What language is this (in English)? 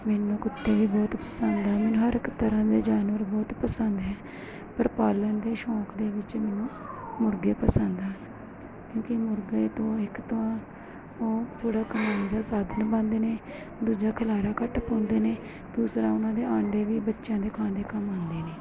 Punjabi